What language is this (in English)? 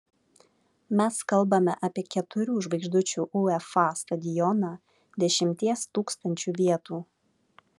Lithuanian